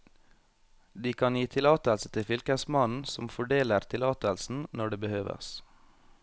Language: Norwegian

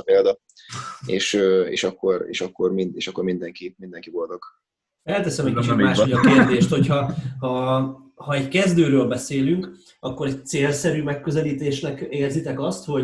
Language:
Hungarian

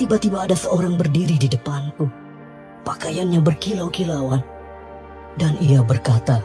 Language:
Indonesian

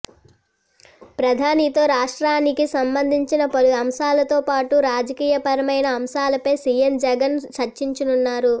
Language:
Telugu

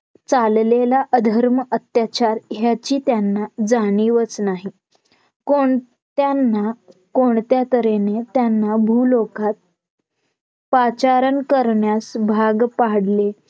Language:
Marathi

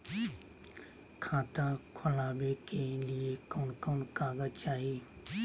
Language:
Magahi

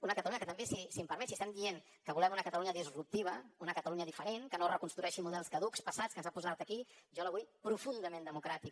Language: Catalan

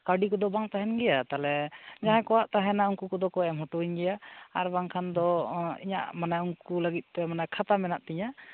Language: Santali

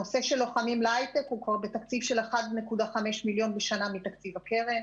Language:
Hebrew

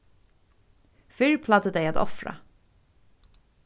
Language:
Faroese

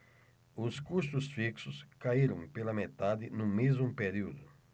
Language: Portuguese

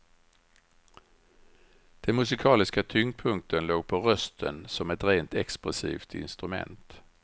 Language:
Swedish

